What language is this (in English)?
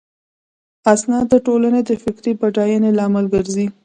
Pashto